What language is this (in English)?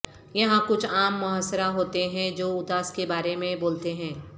Urdu